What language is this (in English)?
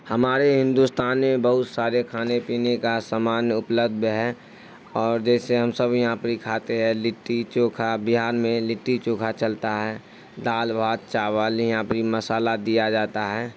Urdu